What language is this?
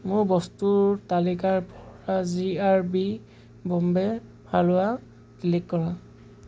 Assamese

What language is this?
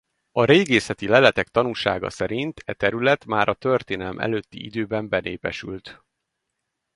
Hungarian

